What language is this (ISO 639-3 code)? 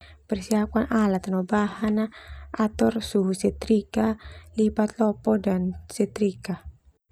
twu